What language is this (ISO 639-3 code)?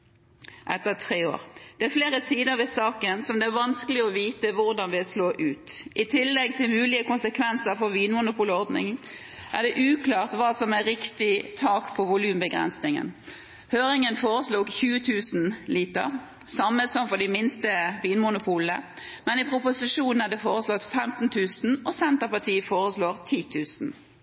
nob